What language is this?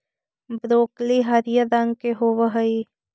Magahi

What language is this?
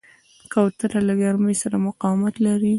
Pashto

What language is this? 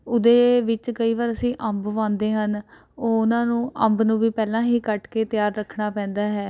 Punjabi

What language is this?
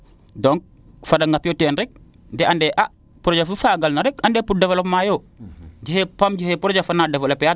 Serer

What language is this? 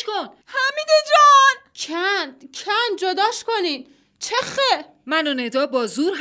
Persian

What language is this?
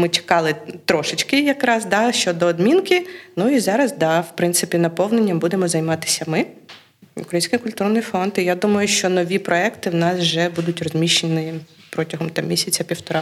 Ukrainian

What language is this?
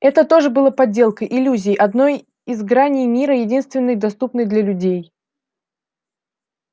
Russian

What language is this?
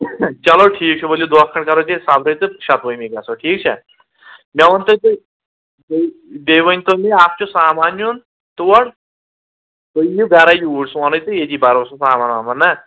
Kashmiri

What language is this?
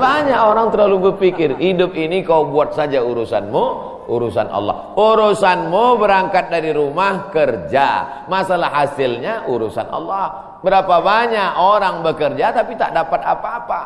Indonesian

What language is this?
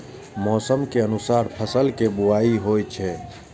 Maithili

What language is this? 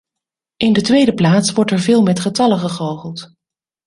Dutch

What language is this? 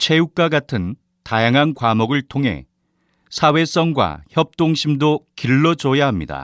Korean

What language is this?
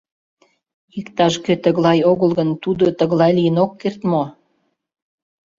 Mari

